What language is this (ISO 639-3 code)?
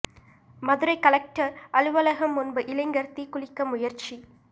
tam